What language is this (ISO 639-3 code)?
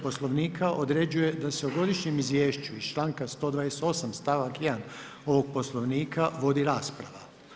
hrv